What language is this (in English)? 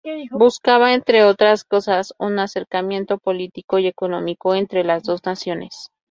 Spanish